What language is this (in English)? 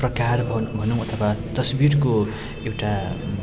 Nepali